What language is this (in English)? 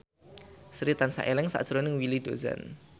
Javanese